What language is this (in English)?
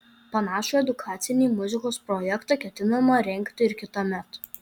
Lithuanian